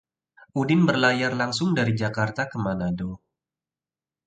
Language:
Indonesian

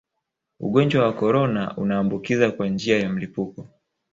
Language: Swahili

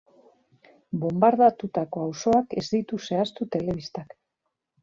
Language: Basque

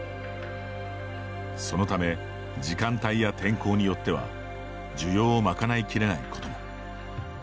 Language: Japanese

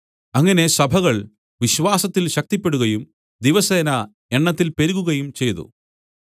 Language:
Malayalam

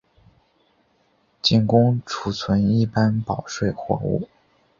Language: Chinese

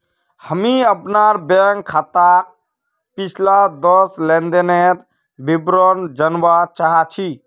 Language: Magahi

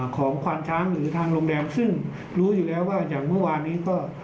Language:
Thai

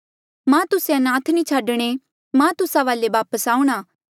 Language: Mandeali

